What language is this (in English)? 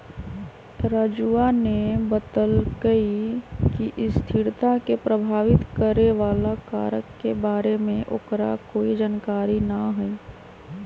Magahi